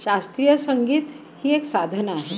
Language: Marathi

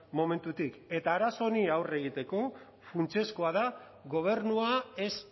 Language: Basque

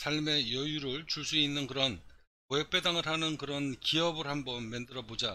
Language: Korean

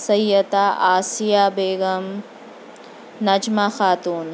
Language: Urdu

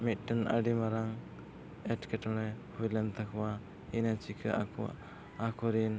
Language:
Santali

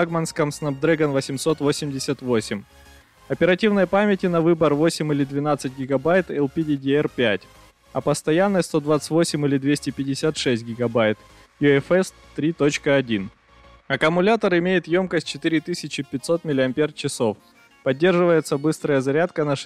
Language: Russian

